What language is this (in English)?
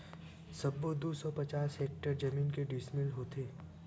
Chhattisgarhi